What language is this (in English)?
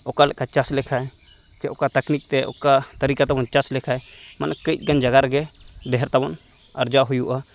Santali